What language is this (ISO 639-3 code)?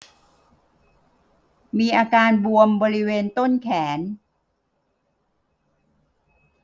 tha